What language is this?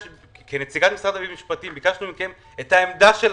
Hebrew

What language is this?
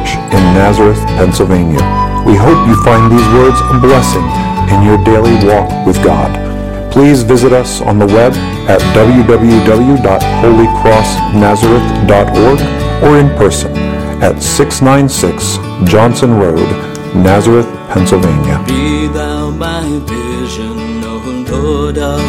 English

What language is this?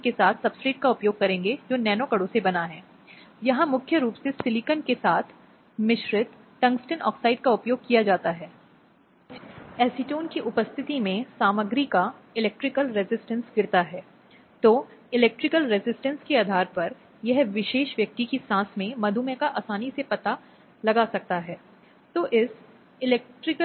Hindi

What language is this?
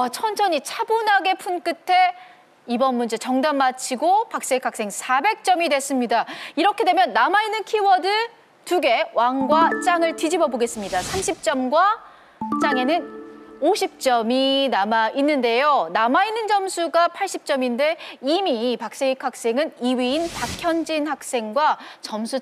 Korean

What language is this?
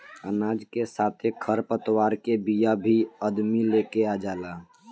Bhojpuri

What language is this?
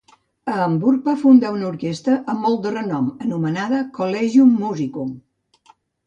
Catalan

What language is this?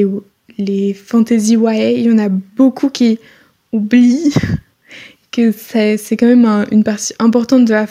French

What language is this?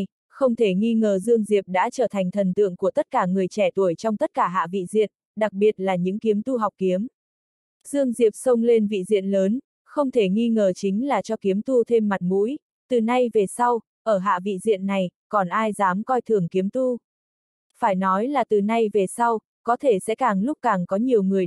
Vietnamese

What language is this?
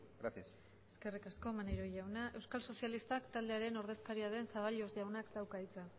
Basque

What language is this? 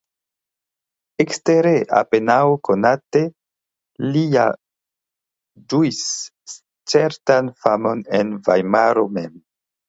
Esperanto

